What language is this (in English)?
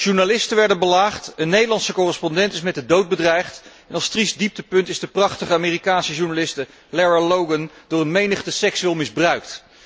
Dutch